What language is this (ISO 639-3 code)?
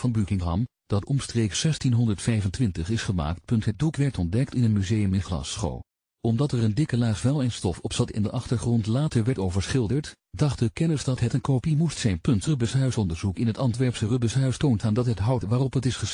nld